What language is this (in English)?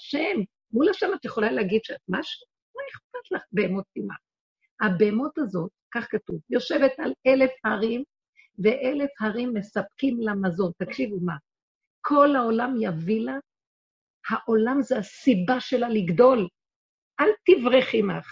Hebrew